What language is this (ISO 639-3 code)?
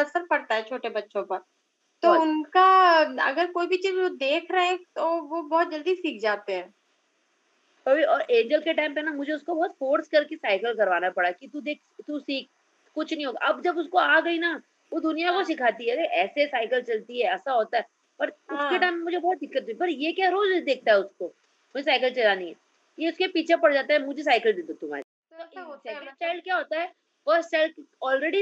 hin